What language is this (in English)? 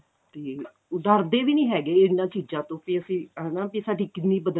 Punjabi